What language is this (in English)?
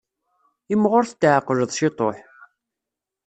Kabyle